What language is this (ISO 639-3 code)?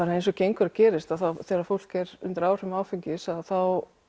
isl